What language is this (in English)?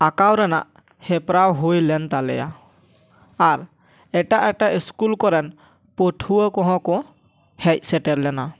Santali